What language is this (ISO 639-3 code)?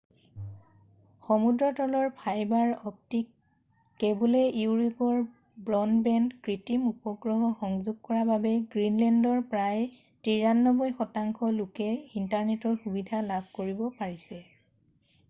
asm